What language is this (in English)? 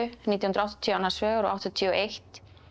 Icelandic